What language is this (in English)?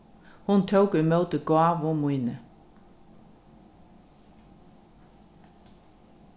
Faroese